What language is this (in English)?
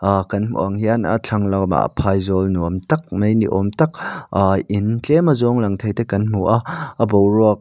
Mizo